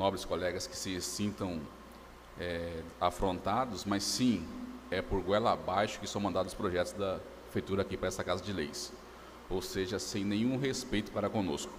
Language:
Portuguese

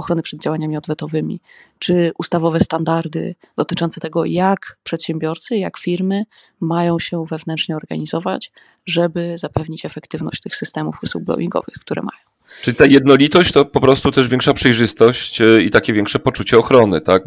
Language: Polish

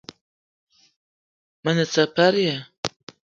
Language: Eton (Cameroon)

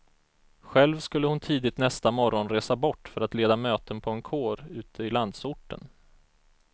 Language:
Swedish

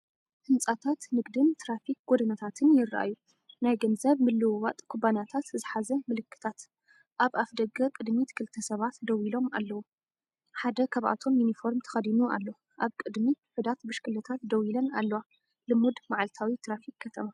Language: Tigrinya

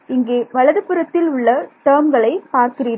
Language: Tamil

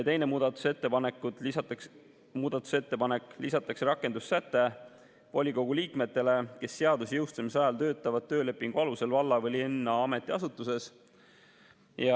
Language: Estonian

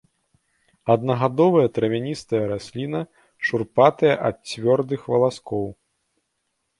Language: Belarusian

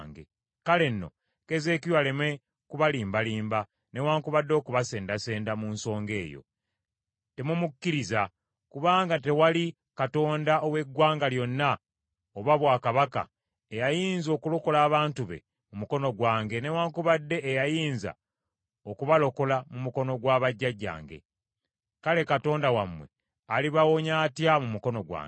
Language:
Ganda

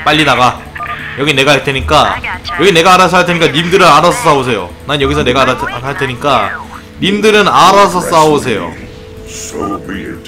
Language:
Korean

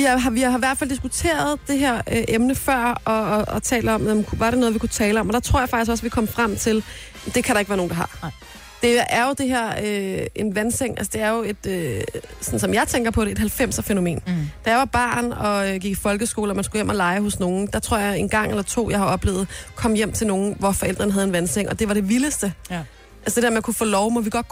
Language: Danish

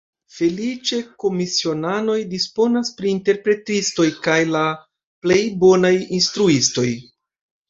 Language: Esperanto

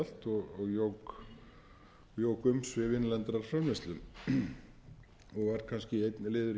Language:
Icelandic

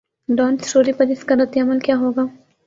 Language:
Urdu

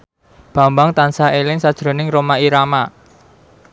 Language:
Javanese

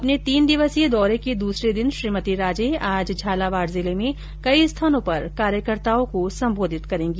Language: Hindi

